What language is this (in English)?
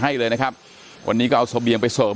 Thai